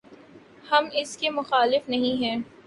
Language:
Urdu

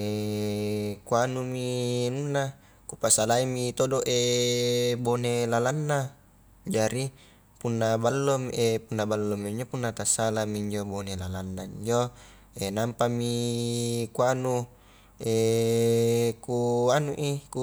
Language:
Highland Konjo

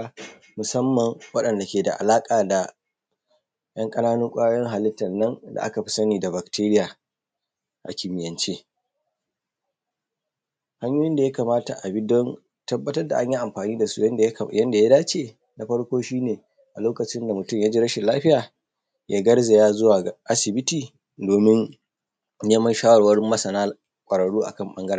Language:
Hausa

